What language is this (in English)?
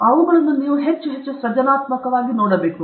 Kannada